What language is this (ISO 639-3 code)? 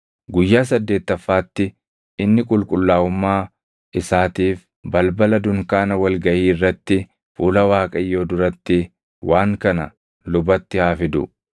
orm